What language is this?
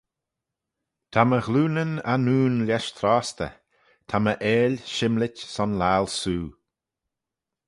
Manx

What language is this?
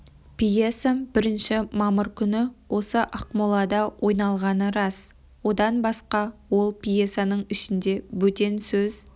Kazakh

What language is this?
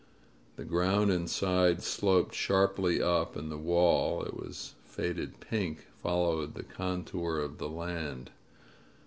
English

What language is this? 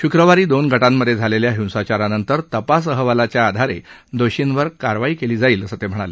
Marathi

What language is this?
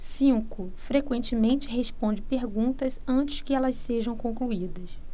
Portuguese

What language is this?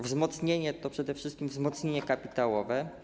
Polish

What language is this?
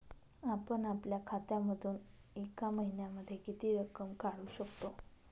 Marathi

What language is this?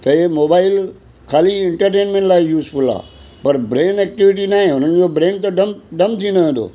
Sindhi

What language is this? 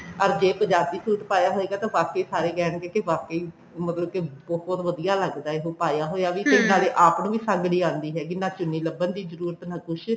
Punjabi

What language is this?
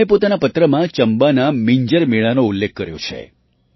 Gujarati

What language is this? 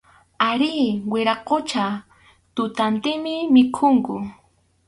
Arequipa-La Unión Quechua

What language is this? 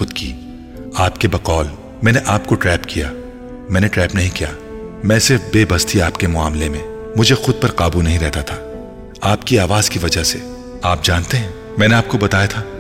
Urdu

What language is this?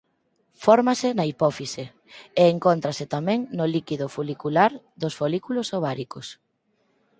Galician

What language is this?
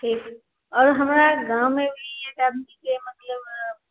Maithili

